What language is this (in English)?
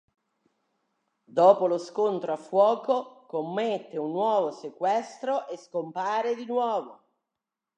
Italian